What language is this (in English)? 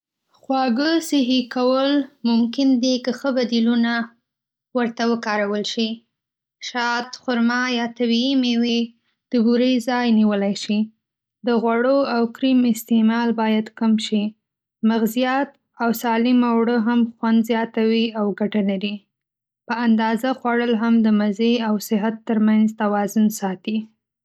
Pashto